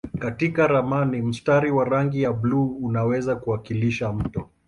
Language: Swahili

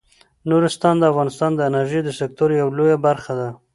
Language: Pashto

